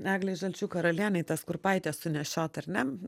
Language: Lithuanian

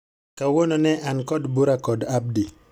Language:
Luo (Kenya and Tanzania)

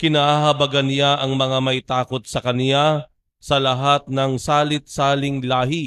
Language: Filipino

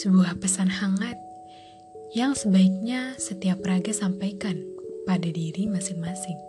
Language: Indonesian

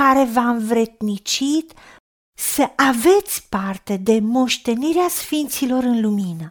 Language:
Romanian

